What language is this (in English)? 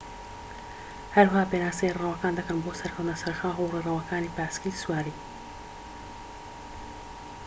Central Kurdish